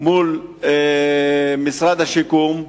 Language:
Hebrew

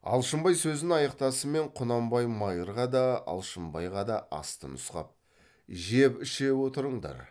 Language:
Kazakh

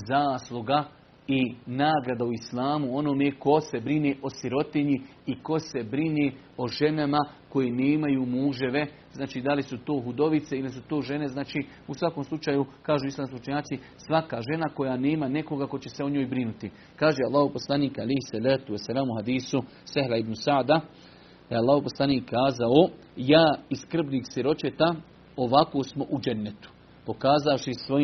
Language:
Croatian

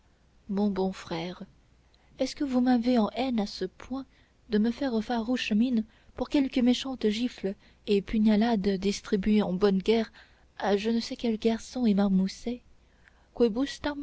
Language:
French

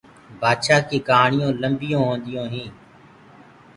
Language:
Gurgula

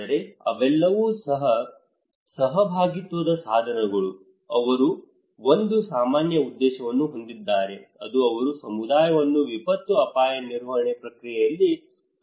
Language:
Kannada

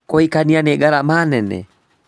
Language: Kikuyu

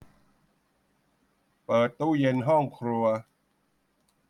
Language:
Thai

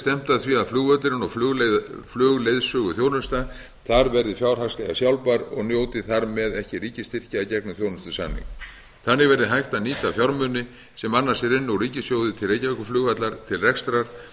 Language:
Icelandic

